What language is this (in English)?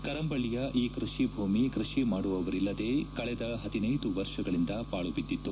Kannada